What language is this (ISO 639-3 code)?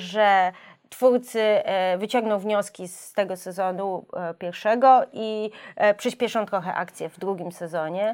pol